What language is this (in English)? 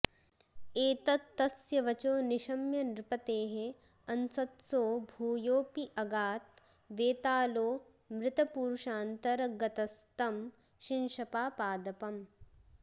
Sanskrit